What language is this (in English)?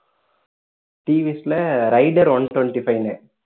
Tamil